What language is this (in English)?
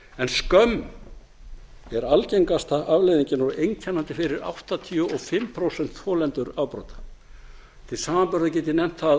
Icelandic